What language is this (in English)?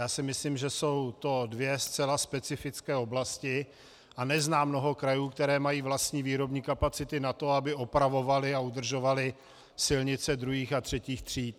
Czech